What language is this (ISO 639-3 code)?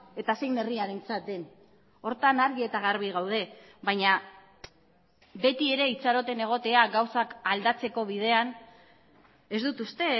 eus